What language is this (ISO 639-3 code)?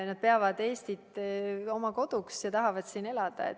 est